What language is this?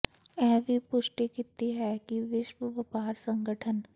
Punjabi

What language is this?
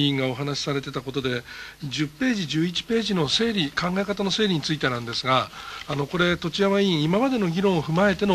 Japanese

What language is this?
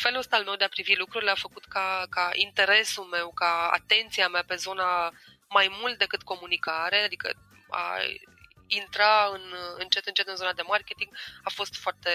Romanian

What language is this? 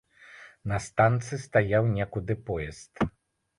Belarusian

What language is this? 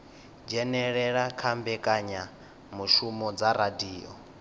Venda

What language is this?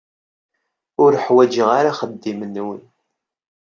Kabyle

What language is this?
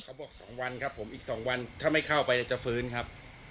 Thai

